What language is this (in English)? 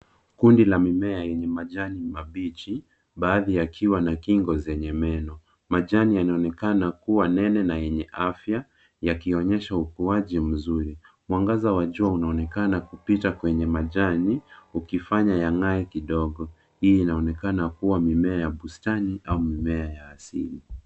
Swahili